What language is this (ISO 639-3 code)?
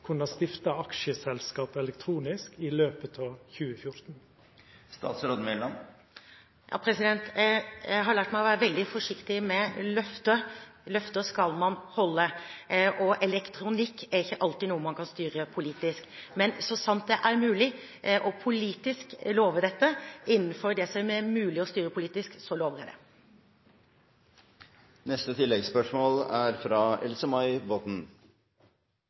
nor